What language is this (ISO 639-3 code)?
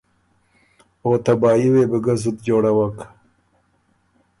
oru